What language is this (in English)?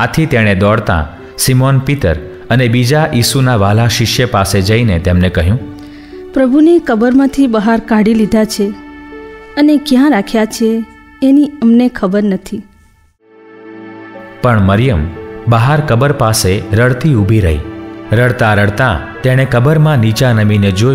Hindi